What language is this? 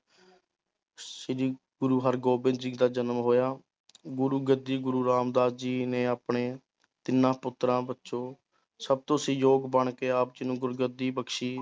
Punjabi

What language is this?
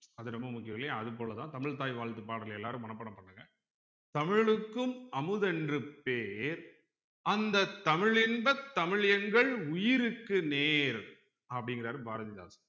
Tamil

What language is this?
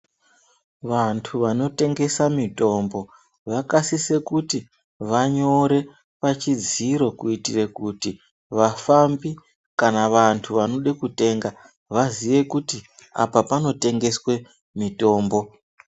Ndau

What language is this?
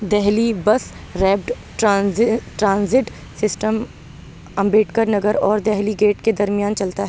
Urdu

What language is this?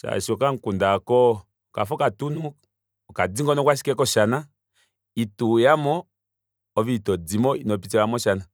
Kuanyama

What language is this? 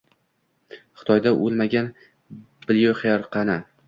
Uzbek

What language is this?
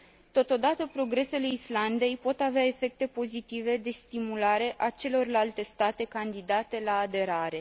Romanian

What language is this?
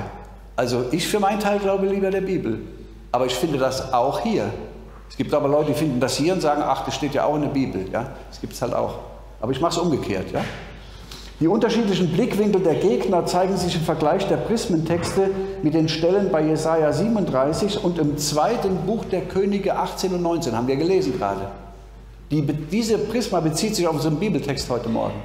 German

